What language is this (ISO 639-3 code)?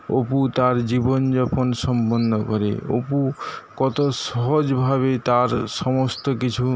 ben